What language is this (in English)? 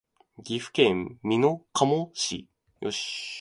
Japanese